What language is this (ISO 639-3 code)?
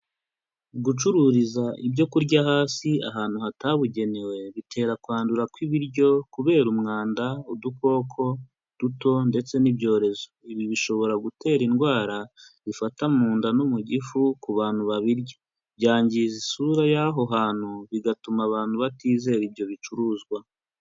kin